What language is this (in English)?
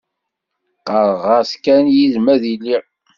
Kabyle